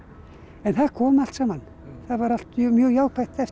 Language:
Icelandic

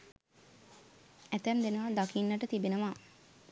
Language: Sinhala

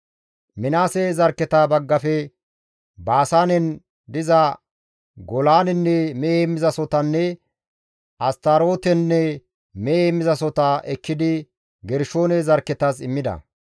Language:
Gamo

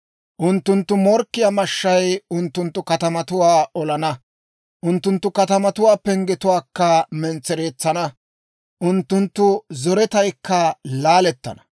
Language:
Dawro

